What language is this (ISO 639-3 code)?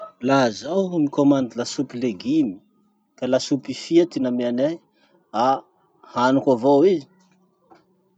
msh